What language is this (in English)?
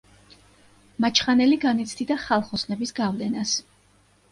Georgian